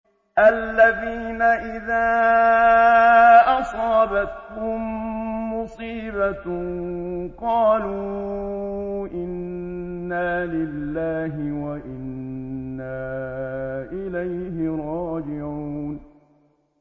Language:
Arabic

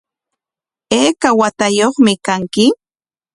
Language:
Corongo Ancash Quechua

